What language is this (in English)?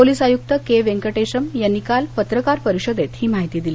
Marathi